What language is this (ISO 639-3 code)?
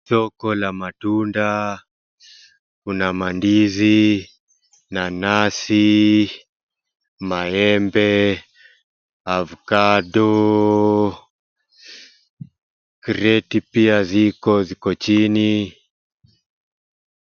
swa